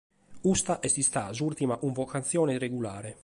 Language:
Sardinian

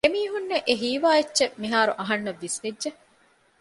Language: Divehi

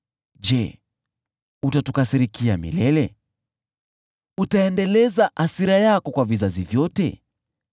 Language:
Swahili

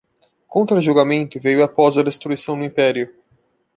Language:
Portuguese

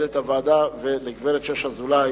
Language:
Hebrew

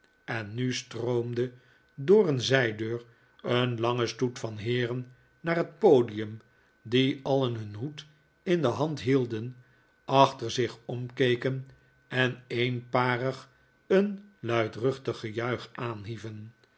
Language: Dutch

